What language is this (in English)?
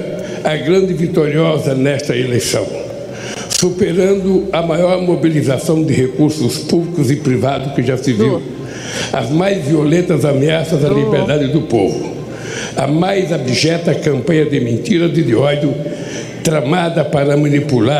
Portuguese